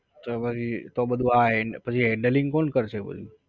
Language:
Gujarati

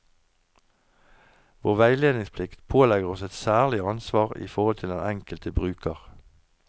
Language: Norwegian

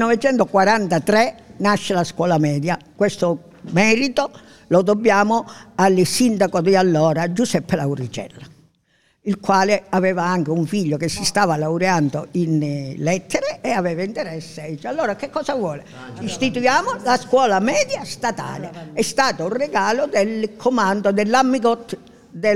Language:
Italian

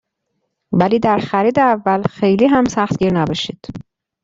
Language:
Persian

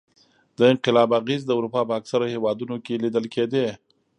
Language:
Pashto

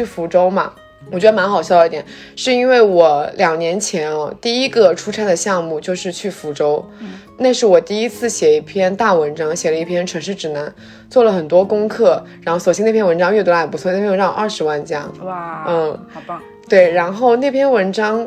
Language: Chinese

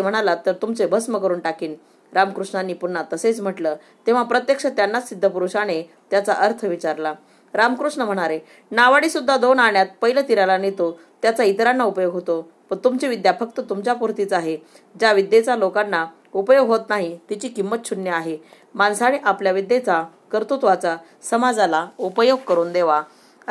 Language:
Marathi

